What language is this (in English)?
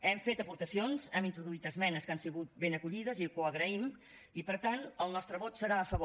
Catalan